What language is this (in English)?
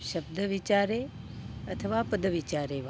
Sanskrit